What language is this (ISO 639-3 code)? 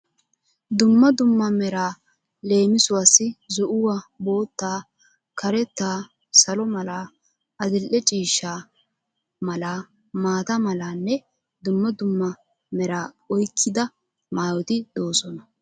wal